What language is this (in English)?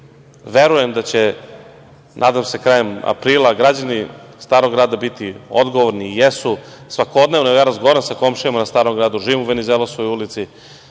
Serbian